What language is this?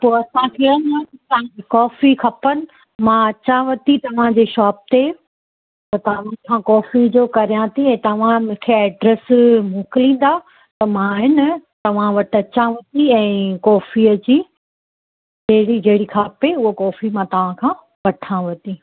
Sindhi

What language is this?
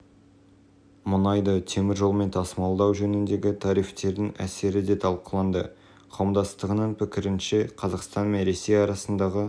Kazakh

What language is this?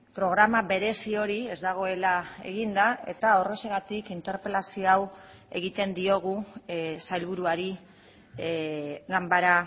Basque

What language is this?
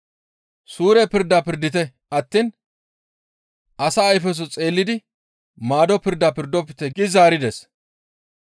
Gamo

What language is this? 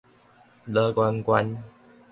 Min Nan Chinese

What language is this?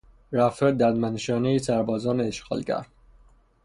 Persian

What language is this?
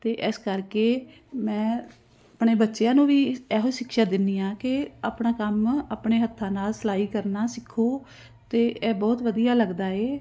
Punjabi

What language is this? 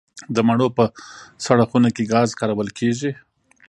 Pashto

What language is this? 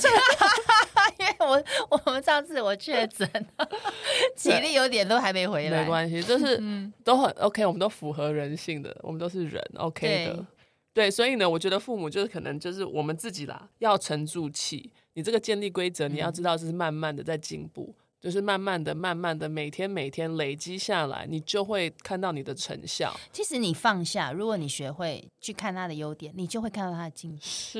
Chinese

